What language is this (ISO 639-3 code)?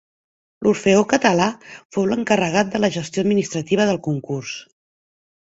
cat